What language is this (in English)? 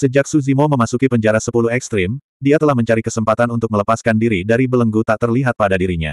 Indonesian